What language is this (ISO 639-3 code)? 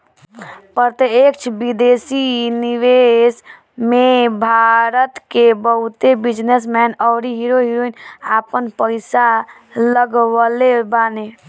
bho